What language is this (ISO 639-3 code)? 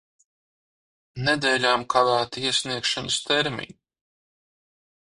lav